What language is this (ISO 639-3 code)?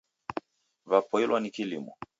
dav